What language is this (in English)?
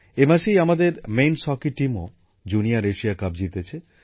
Bangla